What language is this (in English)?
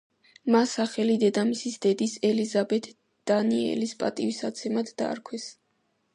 Georgian